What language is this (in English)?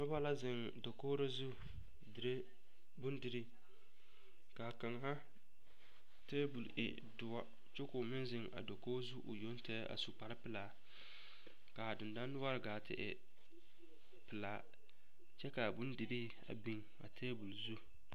Southern Dagaare